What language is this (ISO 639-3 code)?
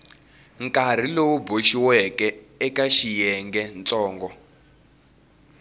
tso